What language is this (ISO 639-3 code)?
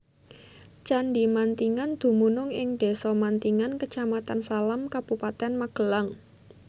jav